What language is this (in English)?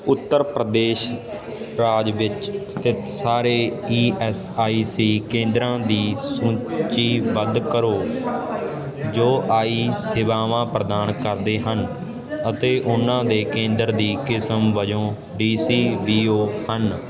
Punjabi